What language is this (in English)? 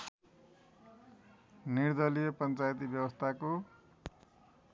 Nepali